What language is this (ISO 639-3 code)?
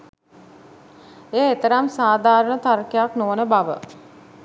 sin